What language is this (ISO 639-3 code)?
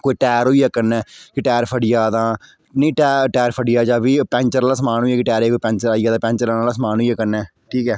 doi